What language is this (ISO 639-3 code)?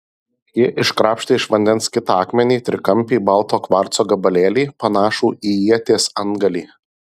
lit